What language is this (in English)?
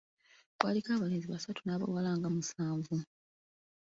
Ganda